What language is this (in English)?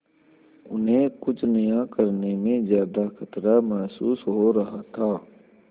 Hindi